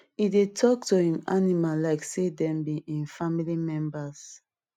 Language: Nigerian Pidgin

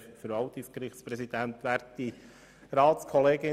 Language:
Swiss German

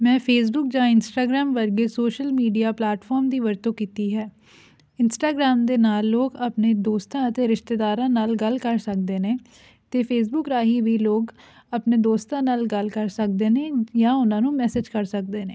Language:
Punjabi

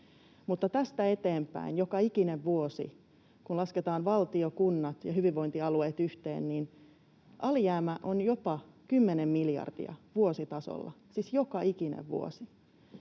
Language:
Finnish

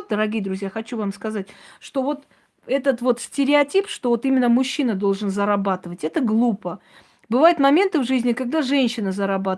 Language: Russian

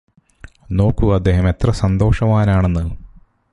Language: Malayalam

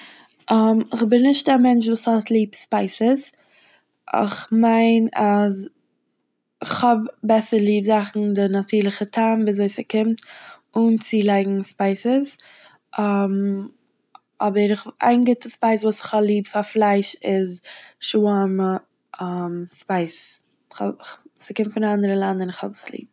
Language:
Yiddish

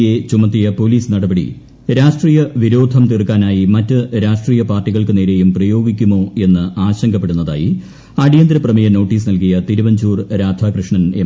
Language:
Malayalam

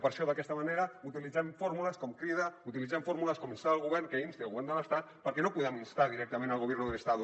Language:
Catalan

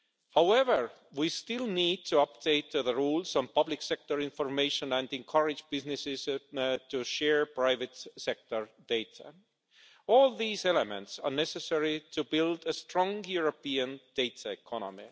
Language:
English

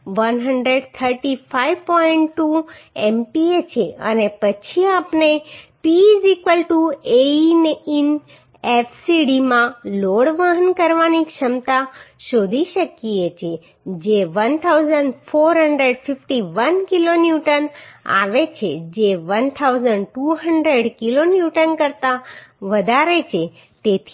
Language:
Gujarati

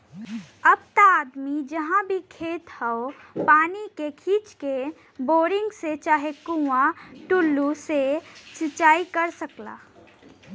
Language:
Bhojpuri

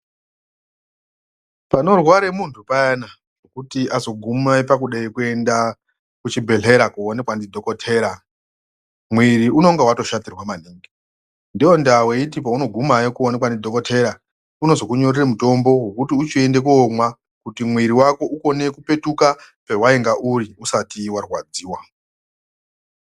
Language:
Ndau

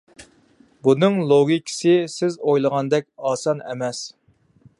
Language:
Uyghur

